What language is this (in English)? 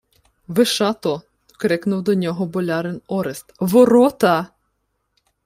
Ukrainian